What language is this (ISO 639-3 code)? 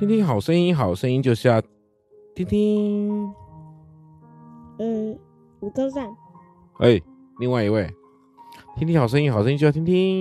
zho